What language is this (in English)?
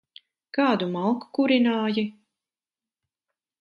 Latvian